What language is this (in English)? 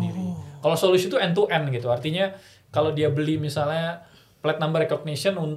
Indonesian